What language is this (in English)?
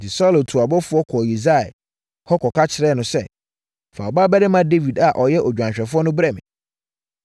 Akan